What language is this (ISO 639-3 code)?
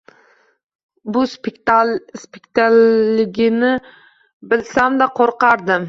uzb